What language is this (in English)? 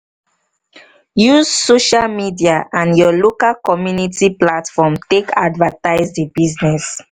Nigerian Pidgin